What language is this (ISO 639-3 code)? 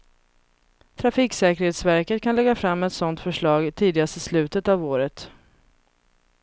swe